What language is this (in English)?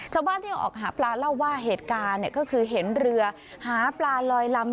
Thai